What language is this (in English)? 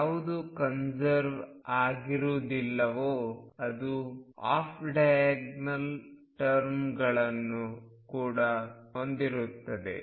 Kannada